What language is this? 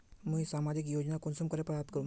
Magahi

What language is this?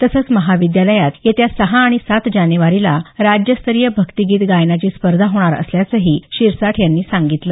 Marathi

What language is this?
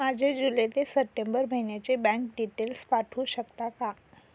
Marathi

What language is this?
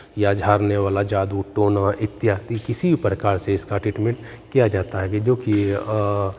Hindi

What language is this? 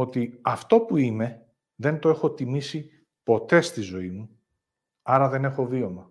Greek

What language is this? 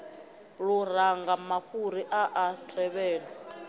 Venda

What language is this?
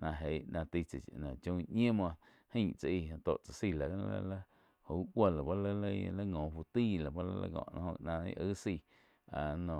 Quiotepec Chinantec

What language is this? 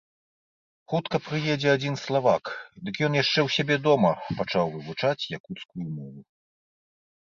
Belarusian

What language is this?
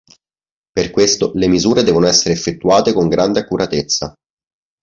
Italian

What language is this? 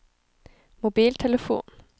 Norwegian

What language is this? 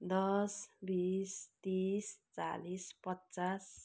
Nepali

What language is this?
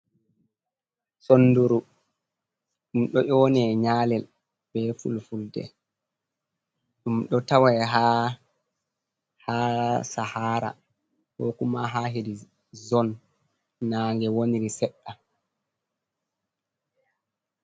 Fula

